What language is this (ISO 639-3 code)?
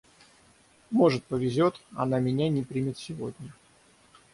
rus